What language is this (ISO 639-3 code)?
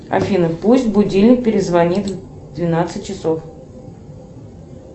rus